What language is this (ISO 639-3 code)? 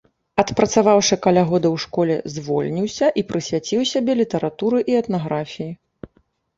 bel